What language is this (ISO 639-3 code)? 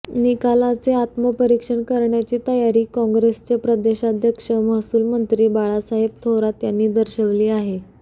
mar